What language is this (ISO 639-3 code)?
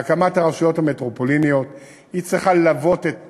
heb